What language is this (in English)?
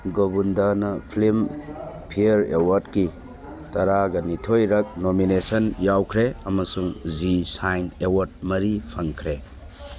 Manipuri